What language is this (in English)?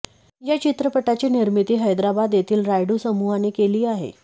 Marathi